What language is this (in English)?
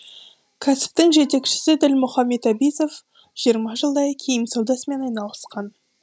Kazakh